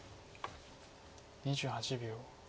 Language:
Japanese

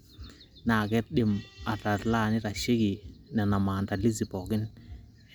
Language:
Masai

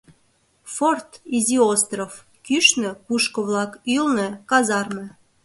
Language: Mari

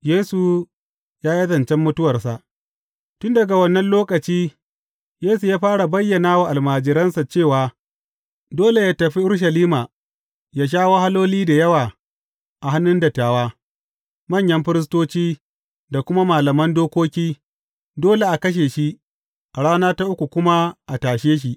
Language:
Hausa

